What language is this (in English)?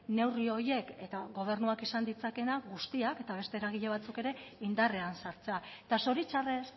Basque